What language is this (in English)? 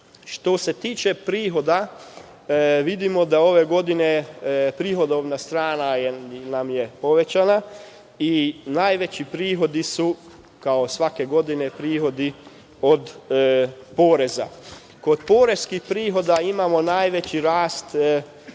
Serbian